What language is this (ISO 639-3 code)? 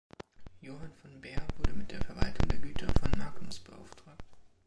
deu